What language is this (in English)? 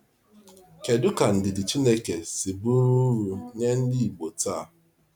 Igbo